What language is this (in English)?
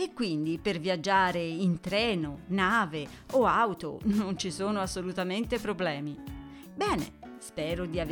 Italian